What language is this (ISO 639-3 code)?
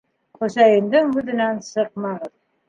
bak